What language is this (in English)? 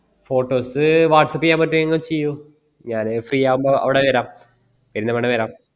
Malayalam